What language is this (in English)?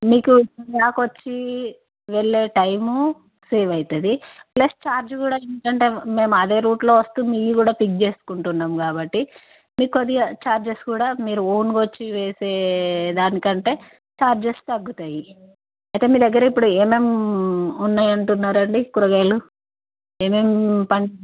Telugu